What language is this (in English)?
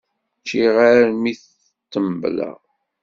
Kabyle